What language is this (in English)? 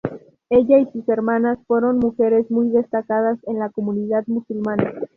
Spanish